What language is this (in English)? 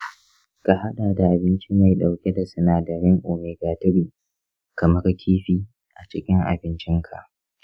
Hausa